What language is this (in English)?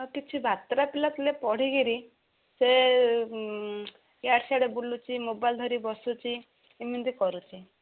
Odia